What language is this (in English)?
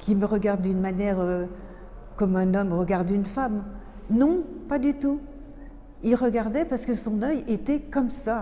French